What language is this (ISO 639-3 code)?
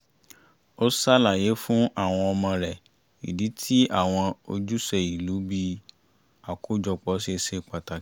yor